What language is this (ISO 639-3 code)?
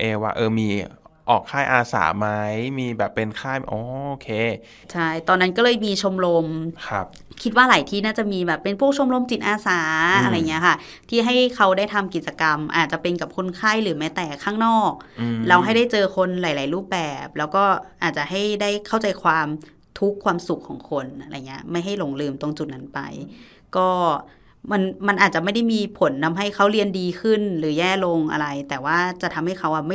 tha